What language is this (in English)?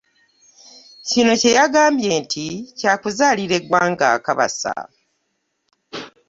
Ganda